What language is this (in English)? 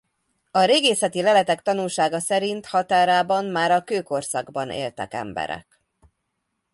Hungarian